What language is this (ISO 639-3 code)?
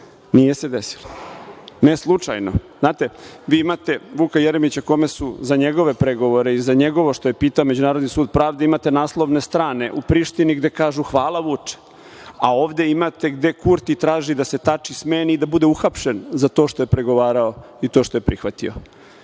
srp